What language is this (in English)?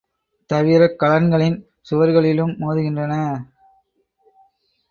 Tamil